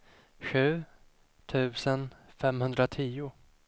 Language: Swedish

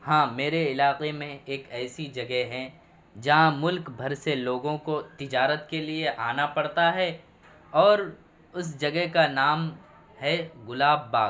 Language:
Urdu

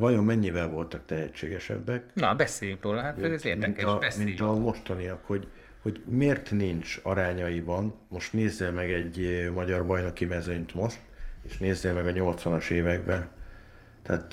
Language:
Hungarian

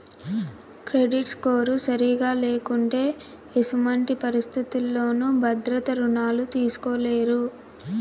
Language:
Telugu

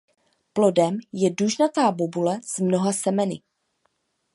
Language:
Czech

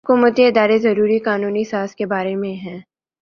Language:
Urdu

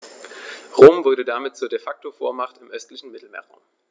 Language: German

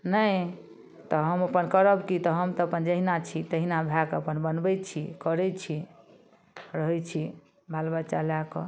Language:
Maithili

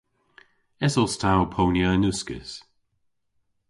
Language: Cornish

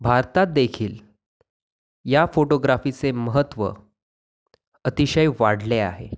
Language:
Marathi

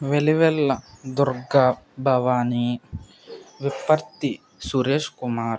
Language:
Telugu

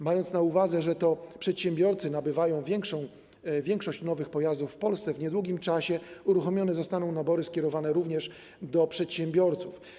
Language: Polish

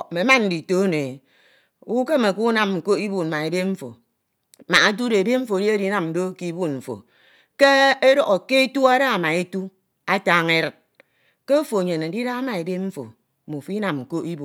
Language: Ito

